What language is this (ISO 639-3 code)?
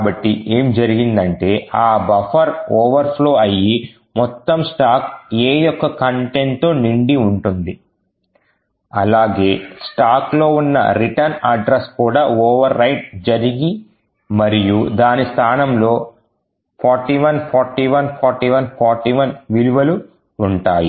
tel